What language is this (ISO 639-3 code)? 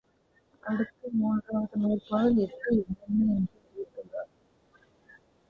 tam